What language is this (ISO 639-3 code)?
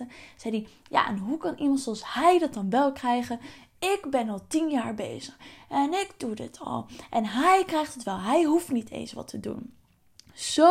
nld